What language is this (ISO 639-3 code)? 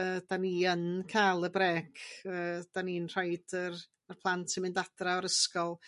cym